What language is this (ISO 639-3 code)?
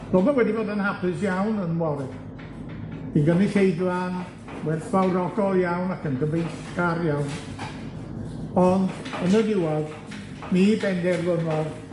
cym